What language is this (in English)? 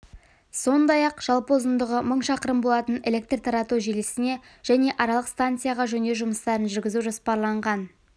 Kazakh